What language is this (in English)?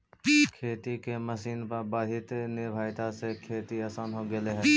Magahi